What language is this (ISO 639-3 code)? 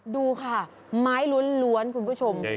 tha